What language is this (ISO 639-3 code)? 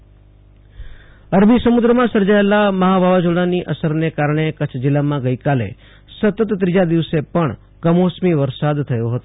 guj